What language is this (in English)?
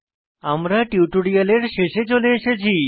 Bangla